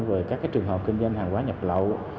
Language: Vietnamese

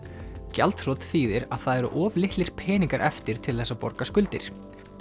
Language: Icelandic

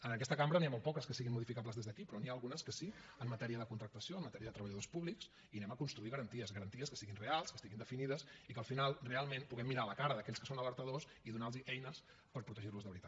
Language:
Catalan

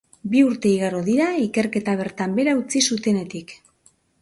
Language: Basque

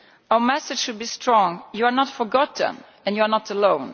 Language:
English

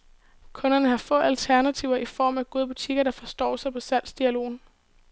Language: Danish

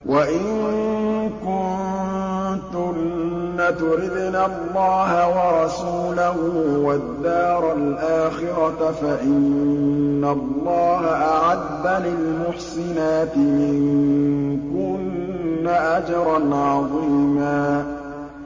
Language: Arabic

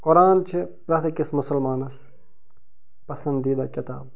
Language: Kashmiri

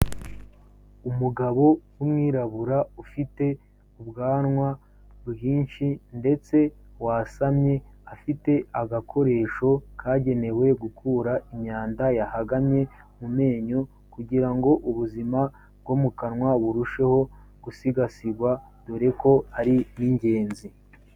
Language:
Kinyarwanda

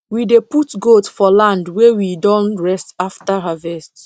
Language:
Nigerian Pidgin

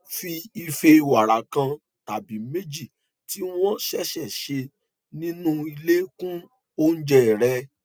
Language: Yoruba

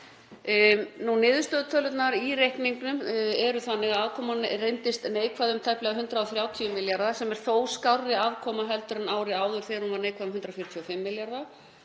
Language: Icelandic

